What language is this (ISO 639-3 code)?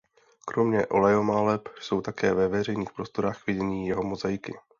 ces